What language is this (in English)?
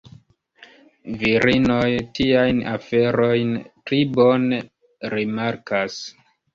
Esperanto